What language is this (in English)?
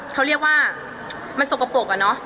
Thai